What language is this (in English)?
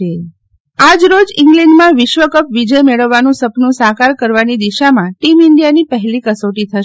Gujarati